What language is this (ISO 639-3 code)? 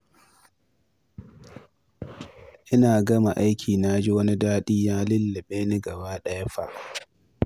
hau